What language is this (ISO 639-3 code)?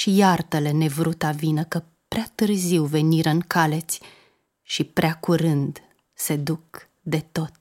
ron